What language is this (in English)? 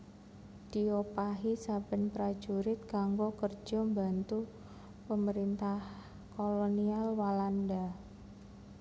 Javanese